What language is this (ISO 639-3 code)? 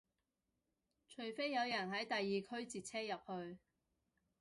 yue